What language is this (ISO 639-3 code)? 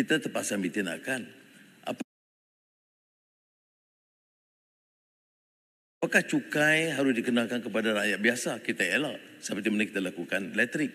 msa